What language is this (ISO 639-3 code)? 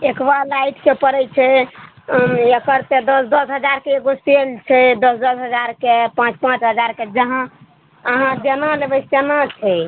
mai